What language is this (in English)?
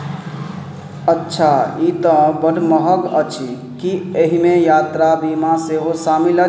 Maithili